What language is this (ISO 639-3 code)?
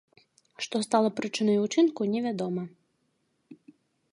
bel